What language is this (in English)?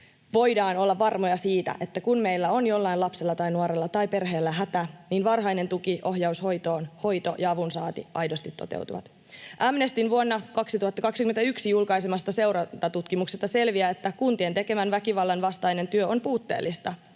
Finnish